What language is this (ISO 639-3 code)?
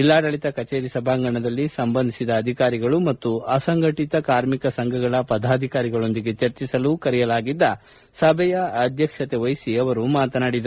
kan